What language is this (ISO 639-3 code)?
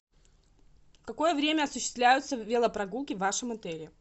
rus